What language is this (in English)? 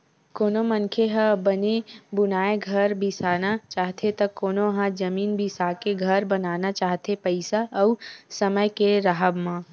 Chhattisgarhi